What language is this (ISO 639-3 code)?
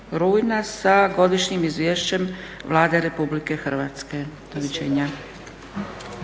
hrv